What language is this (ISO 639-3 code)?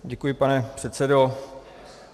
ces